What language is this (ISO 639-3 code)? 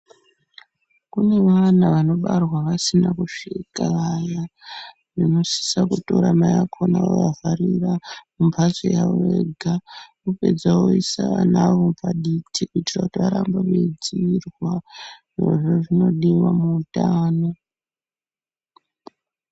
ndc